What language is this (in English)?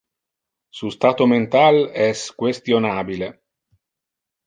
Interlingua